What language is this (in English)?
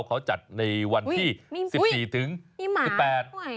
Thai